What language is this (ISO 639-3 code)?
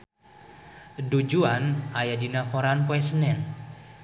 sun